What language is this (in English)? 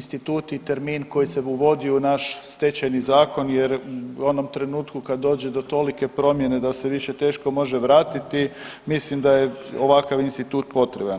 Croatian